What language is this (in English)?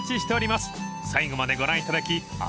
Japanese